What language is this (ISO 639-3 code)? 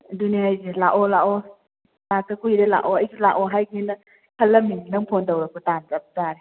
mni